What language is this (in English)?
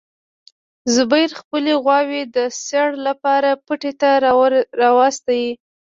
Pashto